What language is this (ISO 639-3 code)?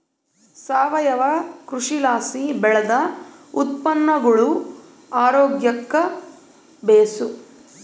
kan